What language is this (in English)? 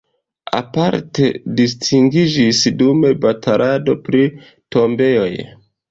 Esperanto